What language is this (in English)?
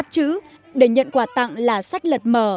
Vietnamese